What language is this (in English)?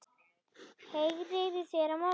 Icelandic